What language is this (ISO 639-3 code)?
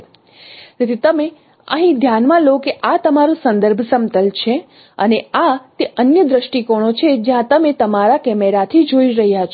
guj